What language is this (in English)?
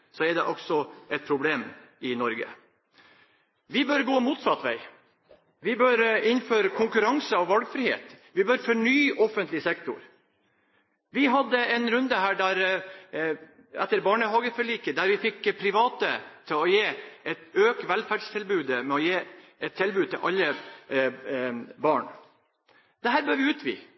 Norwegian Bokmål